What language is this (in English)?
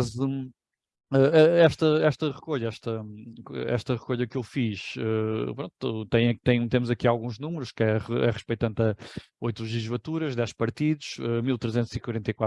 Portuguese